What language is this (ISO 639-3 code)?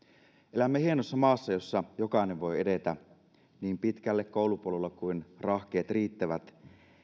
fin